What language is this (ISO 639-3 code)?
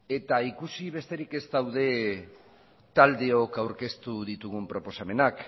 eus